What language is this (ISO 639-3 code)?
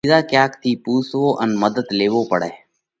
kvx